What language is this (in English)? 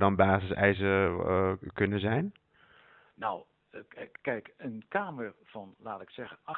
Dutch